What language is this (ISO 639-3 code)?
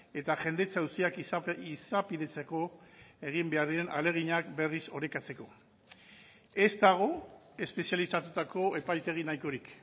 eus